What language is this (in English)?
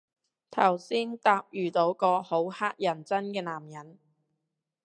Cantonese